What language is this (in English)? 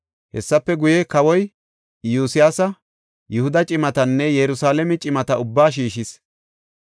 Gofa